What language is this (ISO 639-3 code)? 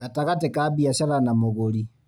kik